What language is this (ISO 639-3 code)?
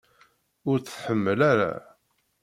kab